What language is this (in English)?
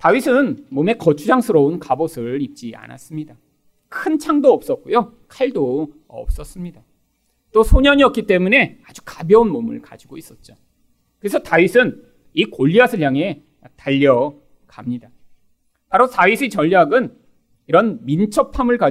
Korean